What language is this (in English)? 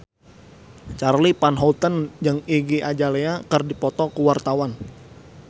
Sundanese